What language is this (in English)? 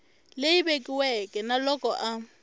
Tsonga